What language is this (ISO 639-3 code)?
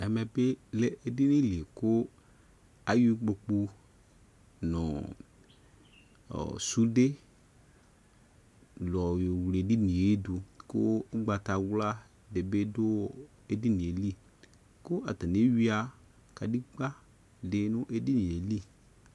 kpo